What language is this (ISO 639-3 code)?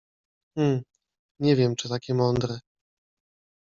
pol